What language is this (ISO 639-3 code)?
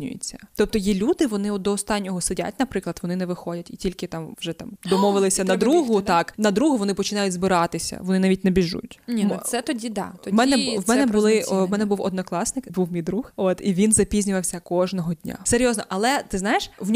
ukr